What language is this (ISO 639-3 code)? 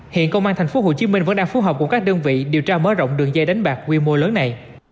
vie